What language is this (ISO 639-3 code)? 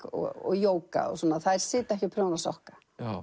isl